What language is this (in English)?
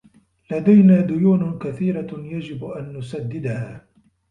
Arabic